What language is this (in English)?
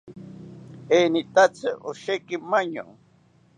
South Ucayali Ashéninka